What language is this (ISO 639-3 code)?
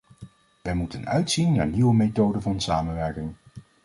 nld